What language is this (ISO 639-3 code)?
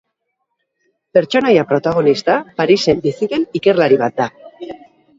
eus